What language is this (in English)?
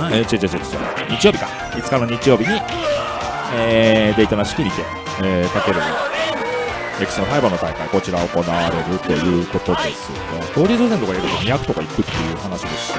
Japanese